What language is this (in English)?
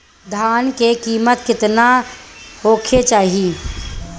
Bhojpuri